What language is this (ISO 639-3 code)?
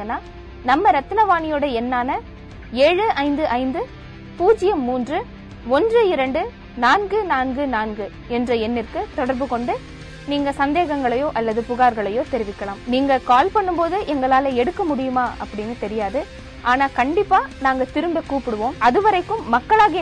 tam